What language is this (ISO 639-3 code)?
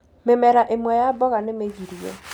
kik